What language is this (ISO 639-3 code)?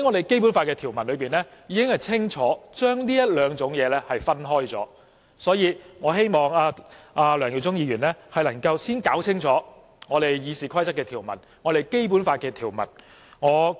yue